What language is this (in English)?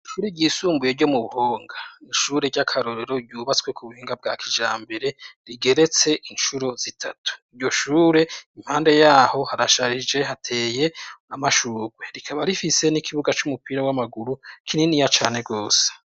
Rundi